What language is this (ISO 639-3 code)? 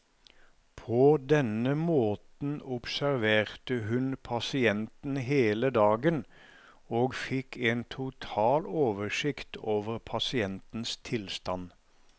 nor